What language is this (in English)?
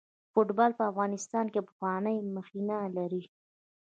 Pashto